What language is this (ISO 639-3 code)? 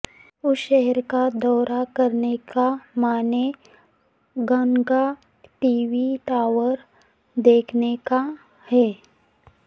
urd